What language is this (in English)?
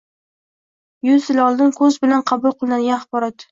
Uzbek